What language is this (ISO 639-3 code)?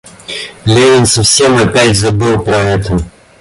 rus